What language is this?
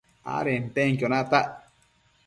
Matsés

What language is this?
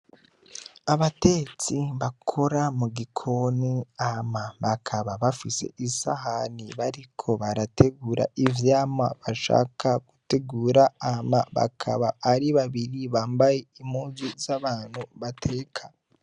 Rundi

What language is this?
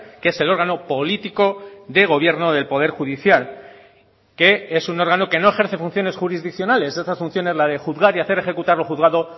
Spanish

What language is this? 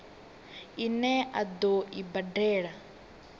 Venda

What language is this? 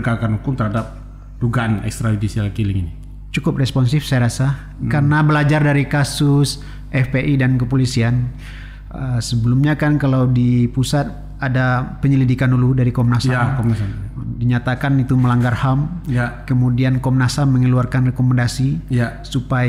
Indonesian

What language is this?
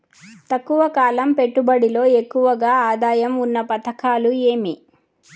Telugu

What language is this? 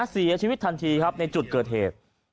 Thai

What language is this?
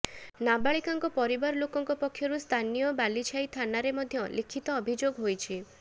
Odia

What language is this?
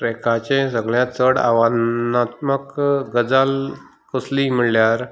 Konkani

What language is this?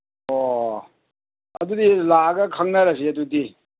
Manipuri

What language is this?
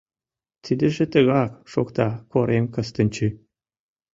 Mari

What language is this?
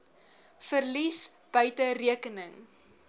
Afrikaans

